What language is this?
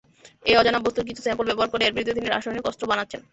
Bangla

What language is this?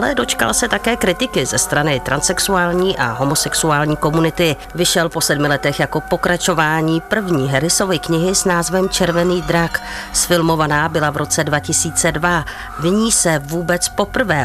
Czech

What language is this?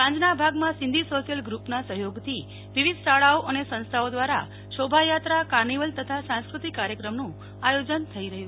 Gujarati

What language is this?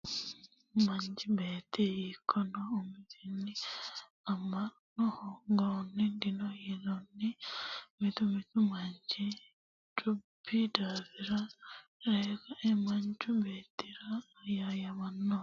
Sidamo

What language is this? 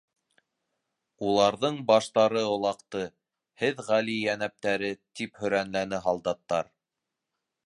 Bashkir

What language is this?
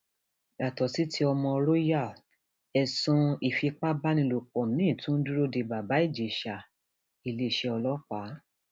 Yoruba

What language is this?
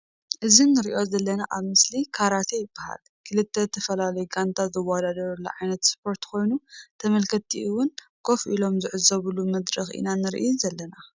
Tigrinya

